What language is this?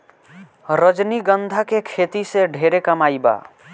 Bhojpuri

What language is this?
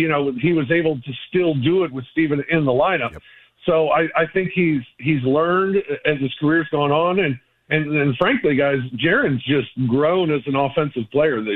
English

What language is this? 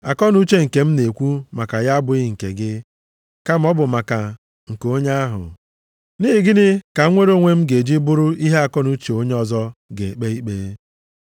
Igbo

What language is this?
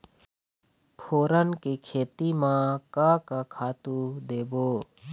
Chhattisgarhi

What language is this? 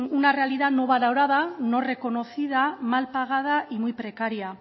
Spanish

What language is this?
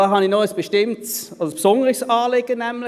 Swiss German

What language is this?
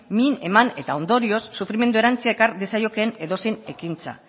Basque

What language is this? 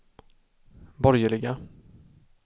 Swedish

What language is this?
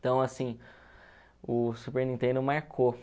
Portuguese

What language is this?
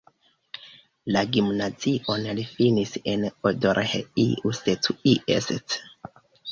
Esperanto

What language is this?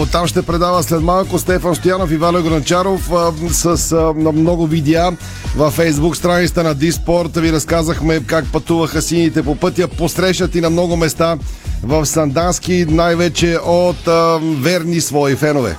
Bulgarian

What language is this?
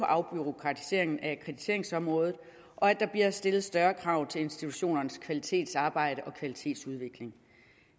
Danish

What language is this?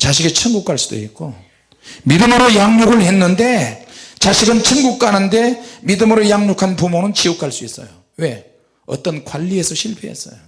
Korean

